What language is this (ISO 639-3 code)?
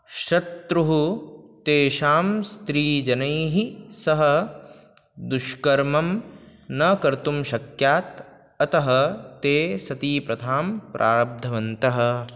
san